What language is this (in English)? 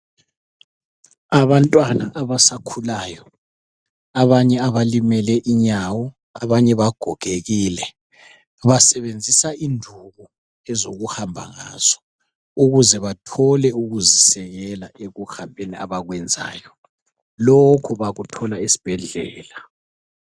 North Ndebele